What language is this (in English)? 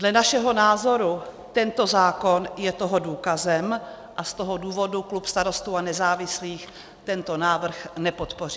Czech